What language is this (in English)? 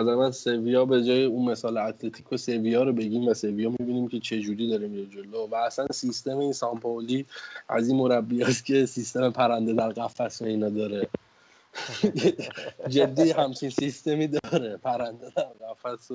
Persian